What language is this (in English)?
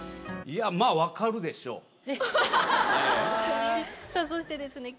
Japanese